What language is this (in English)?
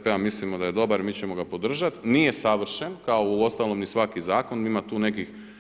Croatian